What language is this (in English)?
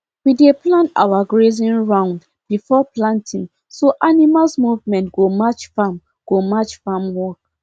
Nigerian Pidgin